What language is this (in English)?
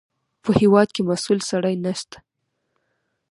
Pashto